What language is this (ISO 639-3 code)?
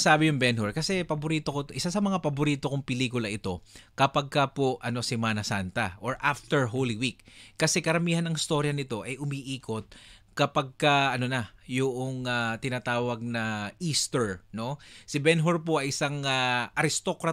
fil